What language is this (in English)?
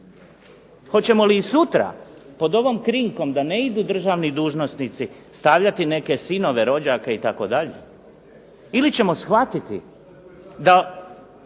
Croatian